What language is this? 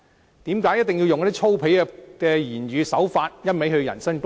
Cantonese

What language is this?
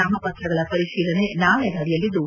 Kannada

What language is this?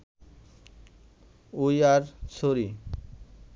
Bangla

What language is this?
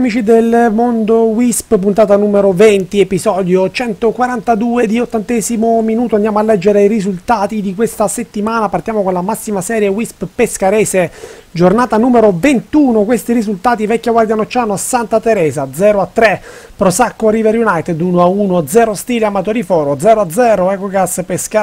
Italian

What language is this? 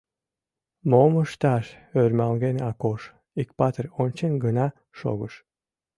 Mari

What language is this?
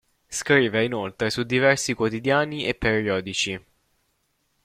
Italian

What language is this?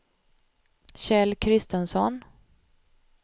Swedish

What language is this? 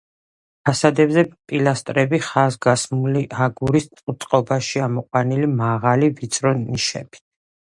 Georgian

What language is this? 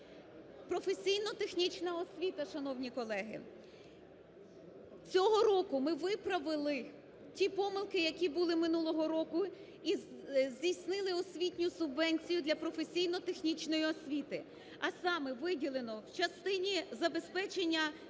Ukrainian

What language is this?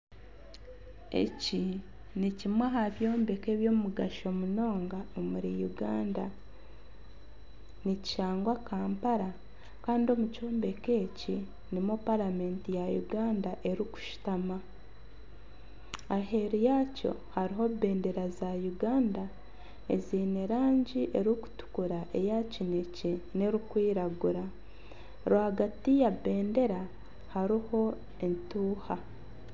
Nyankole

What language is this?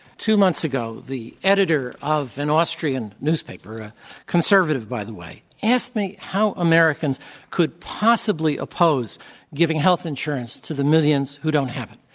English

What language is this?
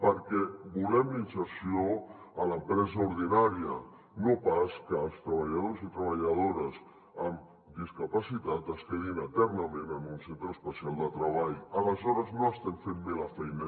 Catalan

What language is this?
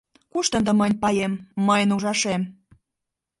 Mari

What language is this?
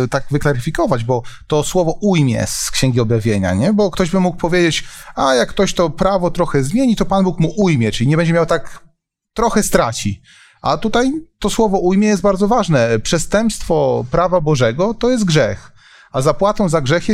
Polish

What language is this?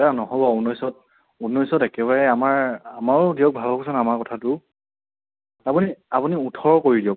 Assamese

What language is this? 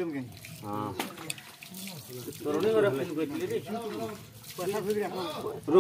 Arabic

